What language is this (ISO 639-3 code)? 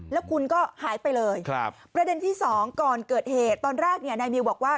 tha